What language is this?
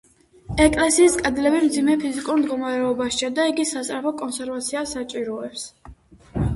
Georgian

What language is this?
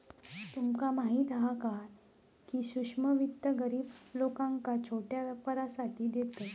Marathi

